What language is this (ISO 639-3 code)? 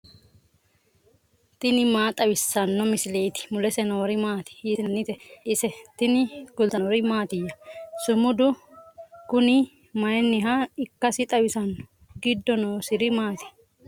sid